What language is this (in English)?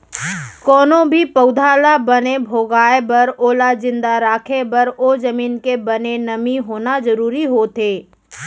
Chhattisgarhi